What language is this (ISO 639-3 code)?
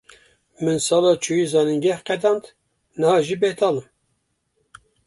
kur